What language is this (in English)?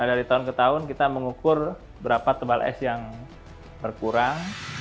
Indonesian